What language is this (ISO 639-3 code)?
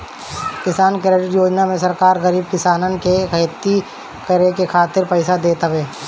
bho